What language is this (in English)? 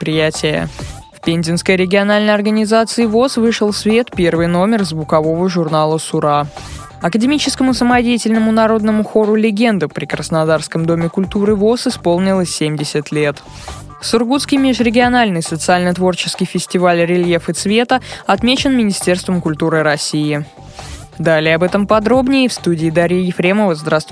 Russian